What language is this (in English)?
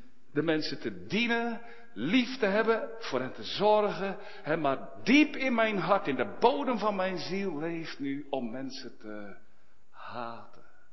Dutch